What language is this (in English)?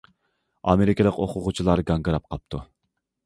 Uyghur